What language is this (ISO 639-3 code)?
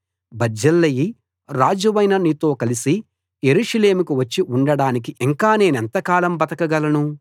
tel